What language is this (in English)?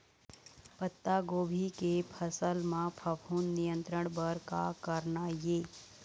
Chhattisgarhi